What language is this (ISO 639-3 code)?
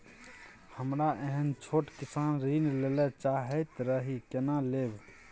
mai